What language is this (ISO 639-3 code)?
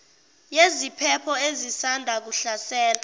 zul